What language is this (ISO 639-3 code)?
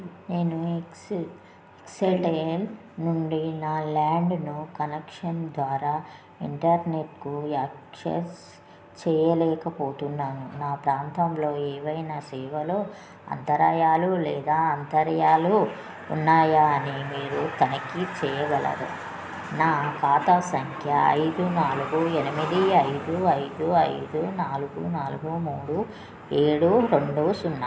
tel